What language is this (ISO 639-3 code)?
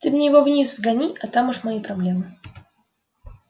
rus